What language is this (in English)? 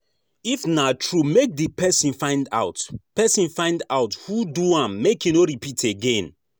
Nigerian Pidgin